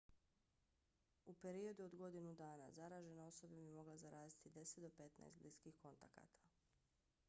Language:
Bosnian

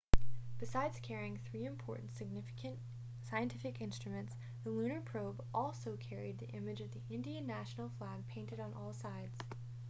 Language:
English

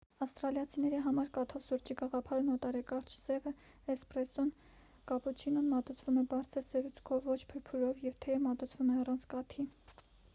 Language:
Armenian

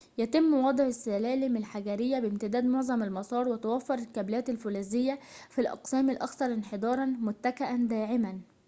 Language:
Arabic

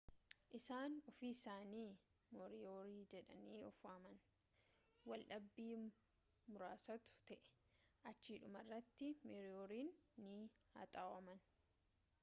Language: Oromo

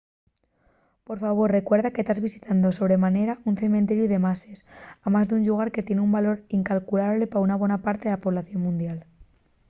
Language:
Asturian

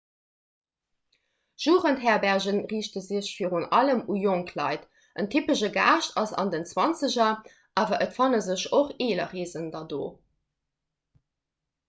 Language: Luxembourgish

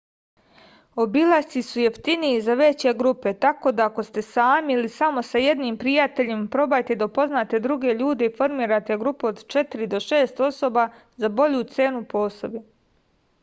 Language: Serbian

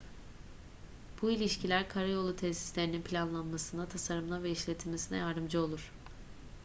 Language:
Turkish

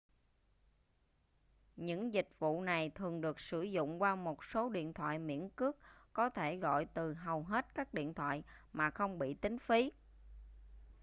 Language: Vietnamese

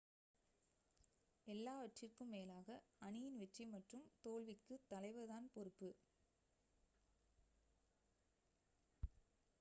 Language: Tamil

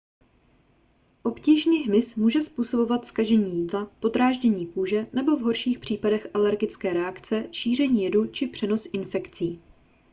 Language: Czech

